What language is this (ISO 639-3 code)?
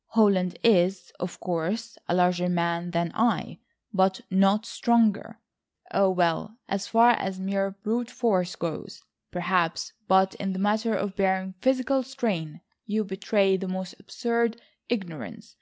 eng